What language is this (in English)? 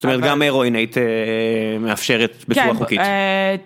Hebrew